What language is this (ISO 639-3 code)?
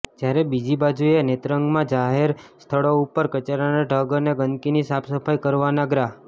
guj